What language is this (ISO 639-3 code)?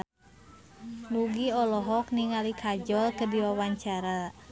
sun